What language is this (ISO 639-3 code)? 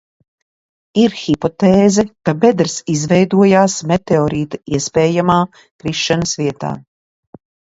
lav